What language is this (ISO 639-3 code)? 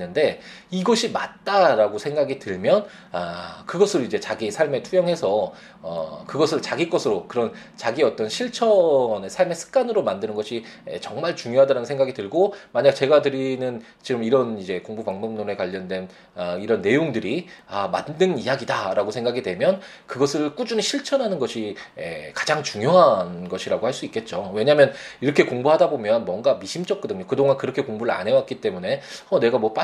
kor